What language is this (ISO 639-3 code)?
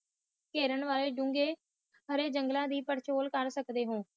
pan